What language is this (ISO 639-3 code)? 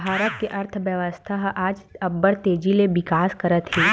hne